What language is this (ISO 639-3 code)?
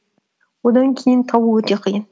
kaz